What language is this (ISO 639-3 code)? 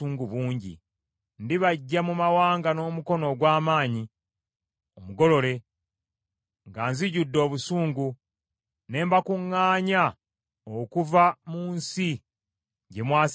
lug